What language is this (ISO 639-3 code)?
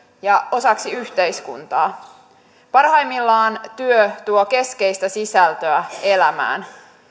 fin